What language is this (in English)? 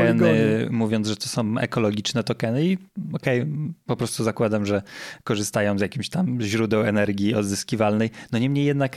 Polish